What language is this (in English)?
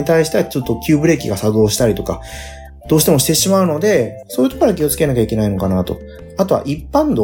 Japanese